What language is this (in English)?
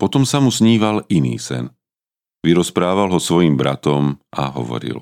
Slovak